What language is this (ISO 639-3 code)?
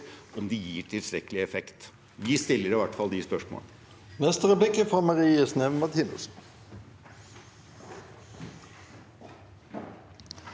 nor